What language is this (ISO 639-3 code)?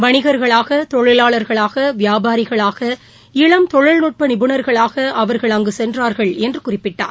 tam